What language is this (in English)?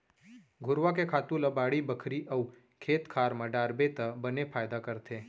Chhattisgarhi